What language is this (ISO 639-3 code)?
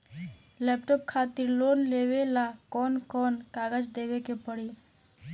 bho